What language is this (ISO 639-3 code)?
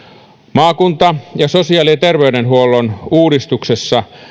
fin